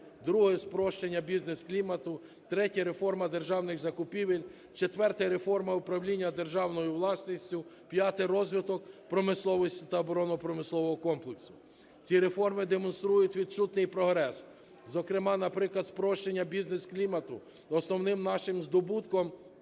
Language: Ukrainian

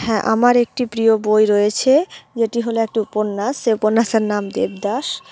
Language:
Bangla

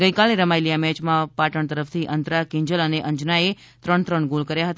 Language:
Gujarati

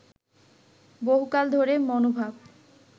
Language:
Bangla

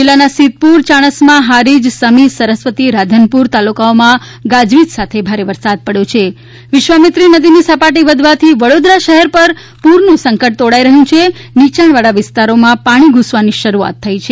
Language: Gujarati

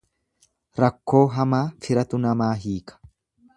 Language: Oromo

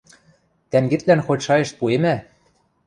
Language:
Western Mari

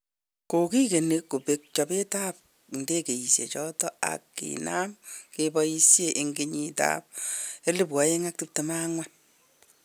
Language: Kalenjin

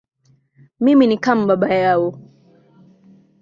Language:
Swahili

